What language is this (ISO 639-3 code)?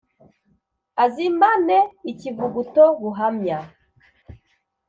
kin